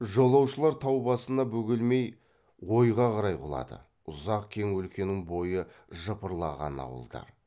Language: Kazakh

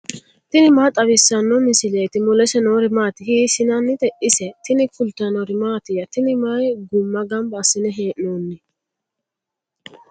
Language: Sidamo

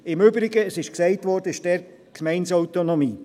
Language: Swiss German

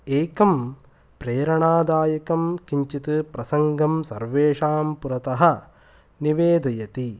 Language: Sanskrit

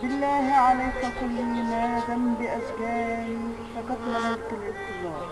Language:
Arabic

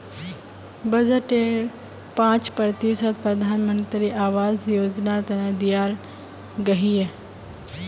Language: Magahi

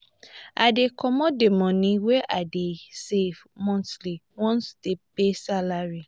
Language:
Nigerian Pidgin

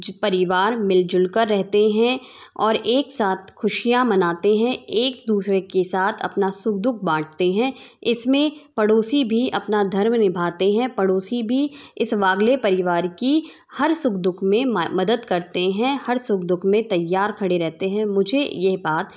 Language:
Hindi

